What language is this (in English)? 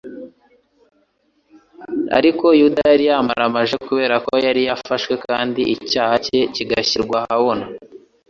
Kinyarwanda